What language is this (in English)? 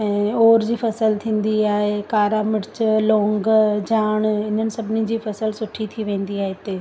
Sindhi